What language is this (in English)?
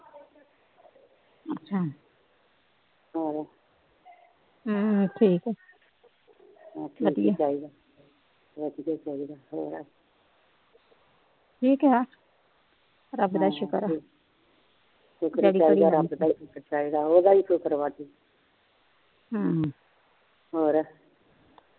Punjabi